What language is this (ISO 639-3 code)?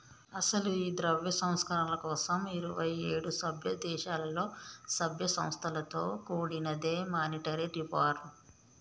tel